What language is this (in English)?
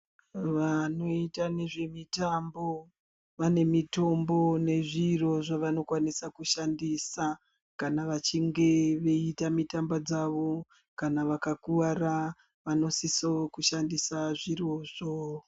Ndau